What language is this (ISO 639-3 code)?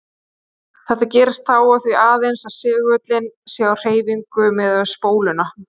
isl